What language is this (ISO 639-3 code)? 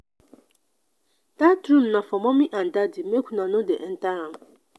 pcm